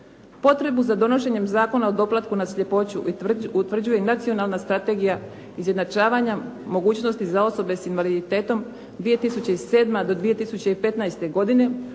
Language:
Croatian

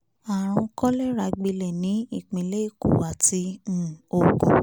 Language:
Yoruba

